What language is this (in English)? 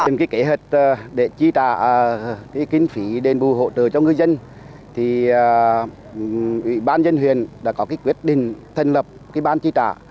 Vietnamese